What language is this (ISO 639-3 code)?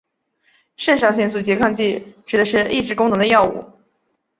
zho